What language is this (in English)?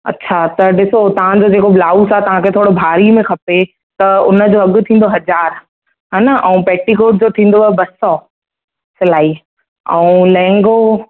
Sindhi